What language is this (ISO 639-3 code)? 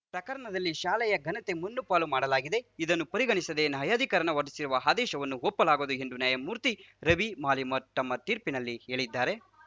kan